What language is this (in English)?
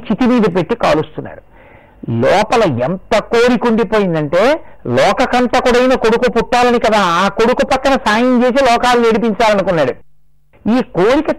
Telugu